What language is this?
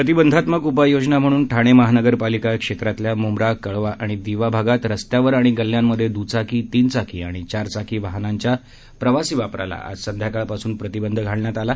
Marathi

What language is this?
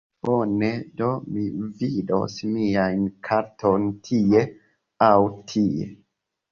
Esperanto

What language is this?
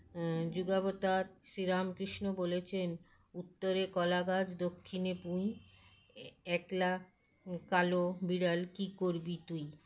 Bangla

